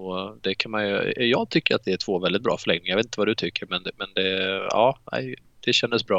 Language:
Swedish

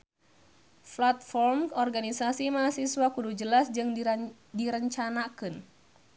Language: Sundanese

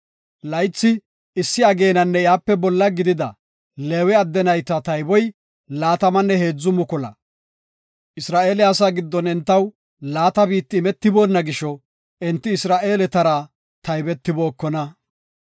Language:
Gofa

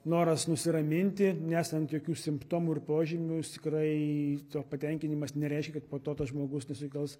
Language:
Lithuanian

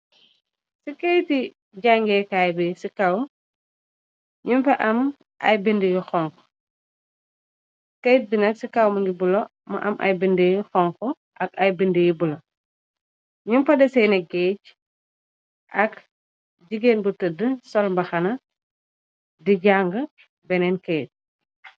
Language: Wolof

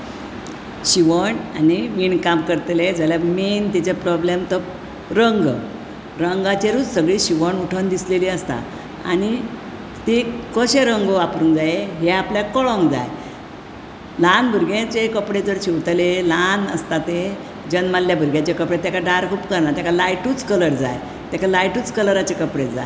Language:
Konkani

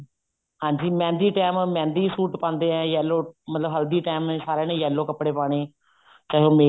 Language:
Punjabi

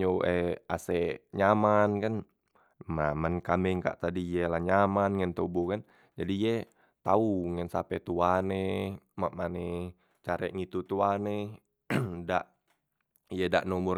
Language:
Musi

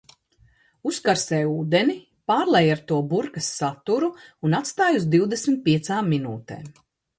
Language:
Latvian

